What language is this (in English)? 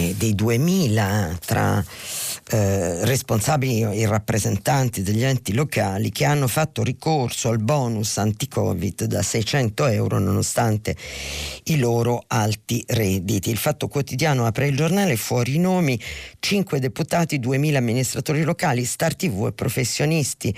Italian